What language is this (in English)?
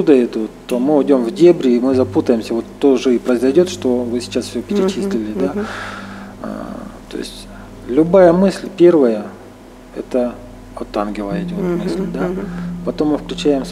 Russian